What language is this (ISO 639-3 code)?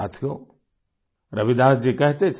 hin